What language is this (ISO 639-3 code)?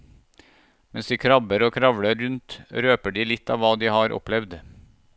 nor